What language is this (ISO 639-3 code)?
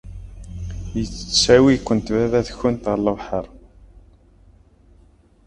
kab